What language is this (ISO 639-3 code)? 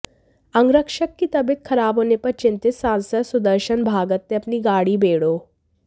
hin